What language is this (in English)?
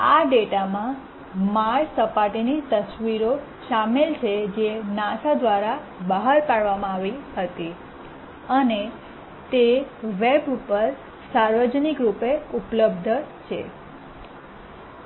Gujarati